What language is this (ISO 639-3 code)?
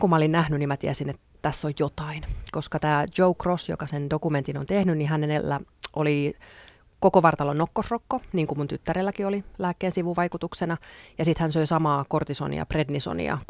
fin